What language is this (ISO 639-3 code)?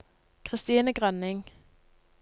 nor